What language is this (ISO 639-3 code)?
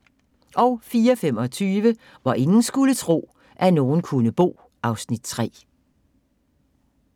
dan